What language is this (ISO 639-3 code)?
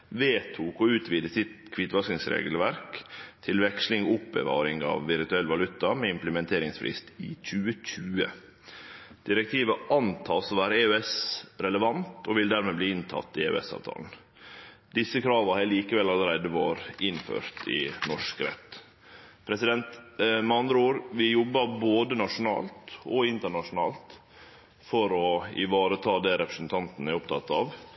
nno